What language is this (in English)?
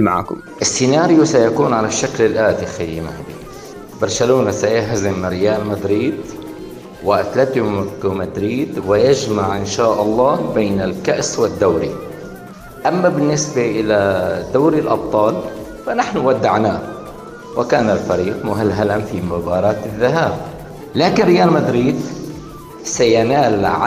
Arabic